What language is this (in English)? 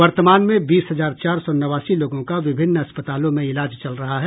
Hindi